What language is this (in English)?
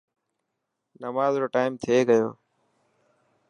Dhatki